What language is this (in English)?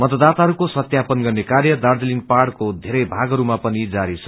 Nepali